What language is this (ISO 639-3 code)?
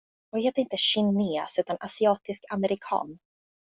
swe